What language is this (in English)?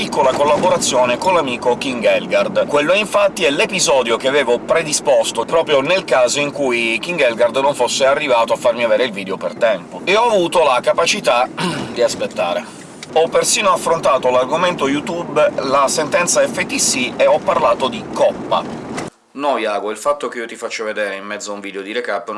Italian